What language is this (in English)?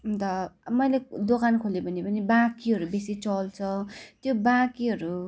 Nepali